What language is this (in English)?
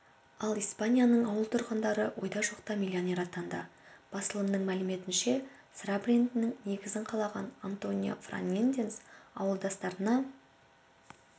Kazakh